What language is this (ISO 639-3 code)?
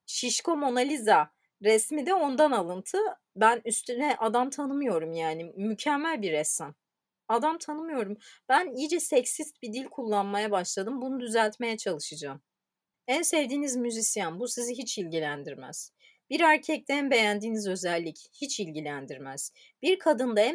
tur